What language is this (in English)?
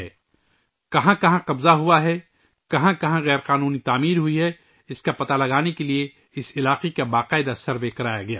Urdu